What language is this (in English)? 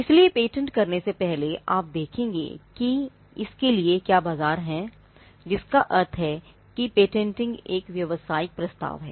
Hindi